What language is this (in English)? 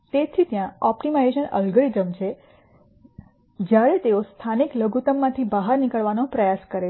Gujarati